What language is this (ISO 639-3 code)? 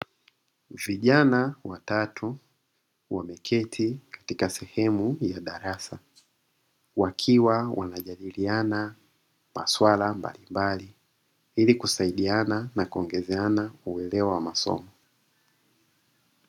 swa